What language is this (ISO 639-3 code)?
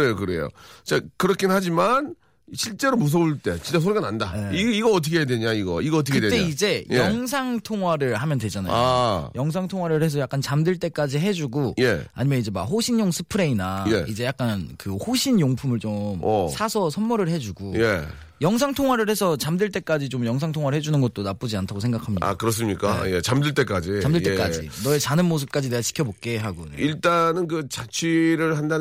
kor